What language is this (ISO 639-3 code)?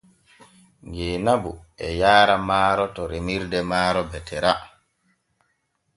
fue